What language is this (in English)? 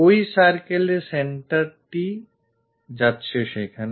Bangla